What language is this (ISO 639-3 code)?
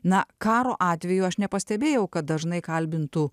lit